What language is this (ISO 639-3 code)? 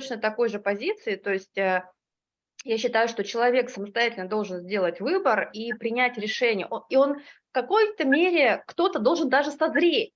rus